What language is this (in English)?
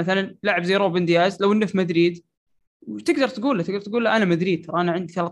Arabic